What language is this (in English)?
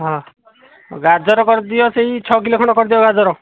Odia